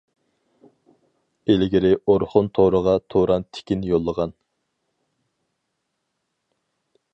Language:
Uyghur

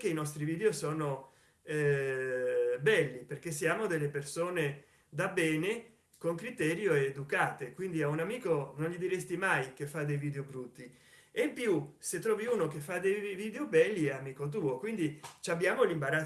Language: Italian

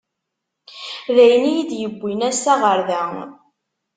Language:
Kabyle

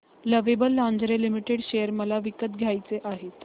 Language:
Marathi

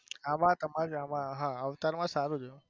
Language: Gujarati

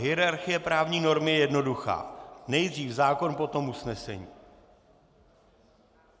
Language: Czech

